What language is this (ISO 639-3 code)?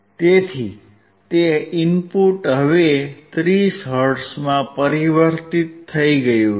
guj